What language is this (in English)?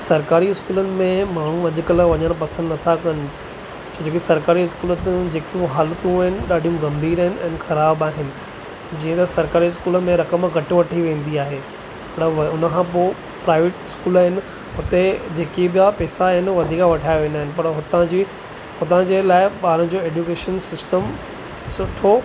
Sindhi